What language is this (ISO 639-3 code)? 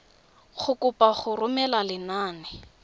tsn